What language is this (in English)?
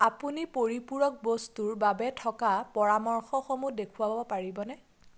Assamese